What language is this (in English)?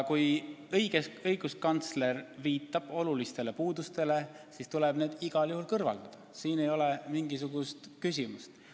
Estonian